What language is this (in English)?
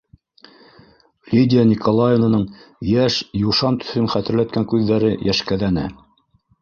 Bashkir